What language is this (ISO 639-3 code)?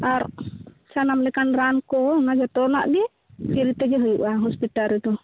sat